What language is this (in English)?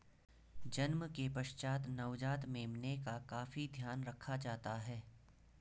Hindi